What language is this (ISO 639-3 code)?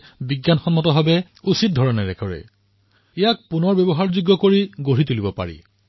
asm